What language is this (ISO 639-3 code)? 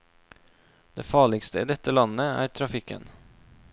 nor